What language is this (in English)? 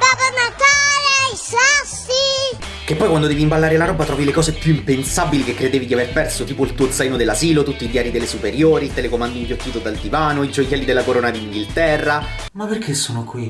Italian